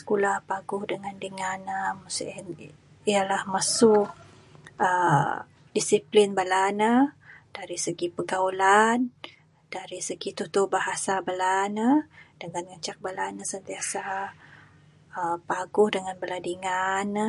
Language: Bukar-Sadung Bidayuh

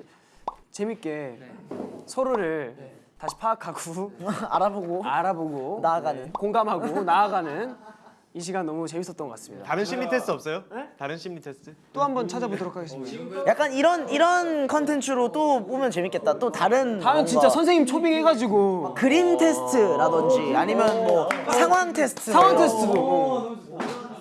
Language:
Korean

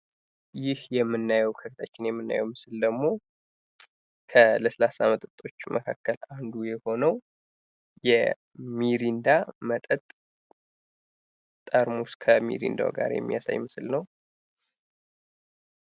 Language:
Amharic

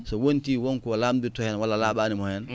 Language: Fula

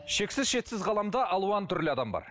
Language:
Kazakh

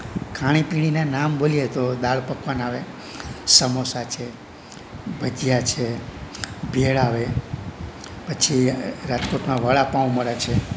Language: Gujarati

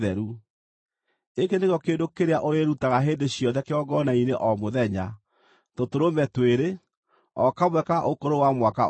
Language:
Kikuyu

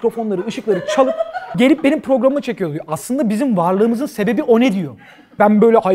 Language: Turkish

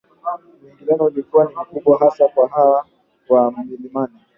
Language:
Swahili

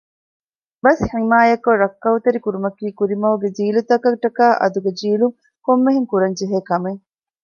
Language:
Divehi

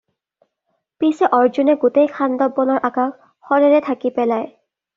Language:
Assamese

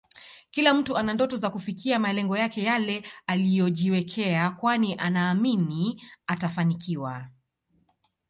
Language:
Swahili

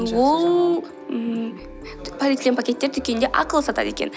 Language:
Kazakh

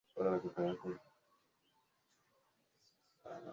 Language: Swahili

